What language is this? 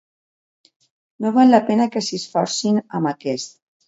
Catalan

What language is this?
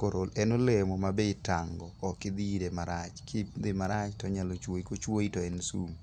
Luo (Kenya and Tanzania)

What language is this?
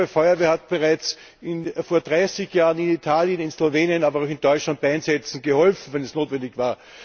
German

